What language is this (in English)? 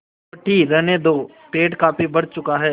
Hindi